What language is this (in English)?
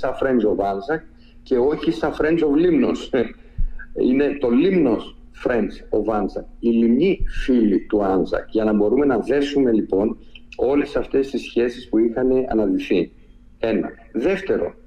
Greek